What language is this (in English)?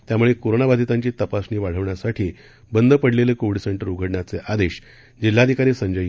Marathi